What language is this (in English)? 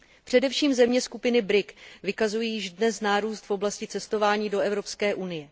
Czech